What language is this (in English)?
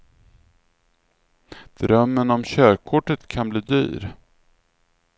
Swedish